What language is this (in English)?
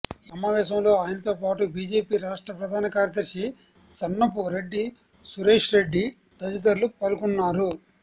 Telugu